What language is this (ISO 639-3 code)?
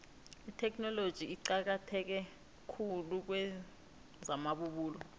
nbl